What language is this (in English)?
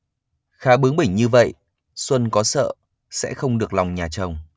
Vietnamese